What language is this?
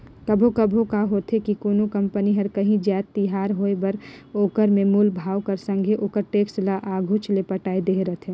Chhattisgarhi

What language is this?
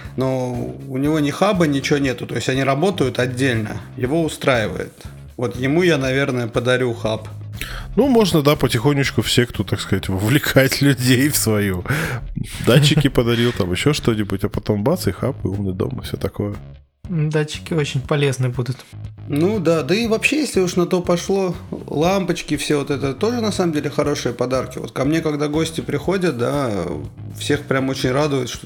Russian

